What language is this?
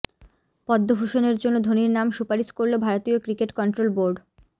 Bangla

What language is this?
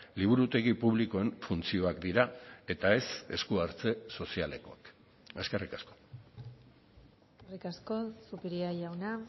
Basque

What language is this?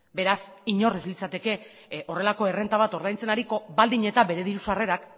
Basque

